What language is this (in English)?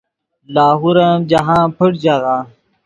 Yidgha